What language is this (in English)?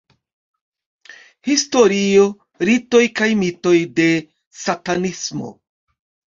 Esperanto